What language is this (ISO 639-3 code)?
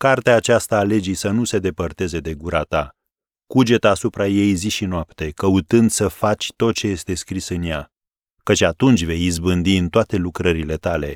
ron